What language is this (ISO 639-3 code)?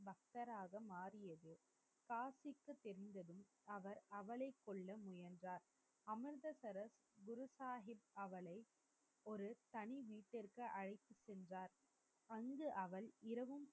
tam